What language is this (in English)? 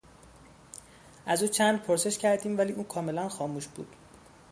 Persian